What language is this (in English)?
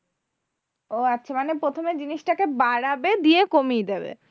Bangla